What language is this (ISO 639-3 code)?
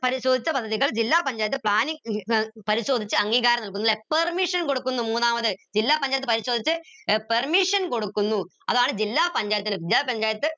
mal